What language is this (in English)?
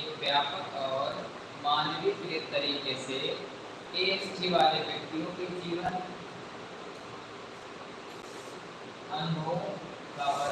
Hindi